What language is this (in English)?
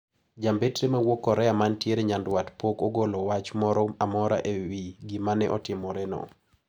Luo (Kenya and Tanzania)